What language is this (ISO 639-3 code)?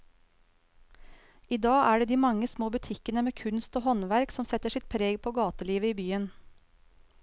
nor